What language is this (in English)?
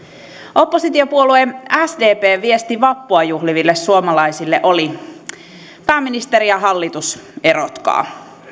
Finnish